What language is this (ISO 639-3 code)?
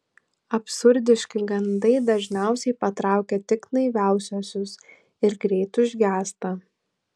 lit